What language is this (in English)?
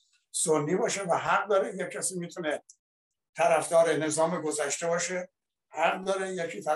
Persian